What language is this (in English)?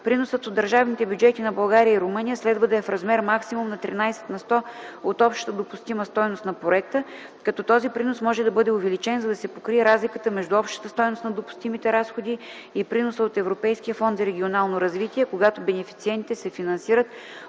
Bulgarian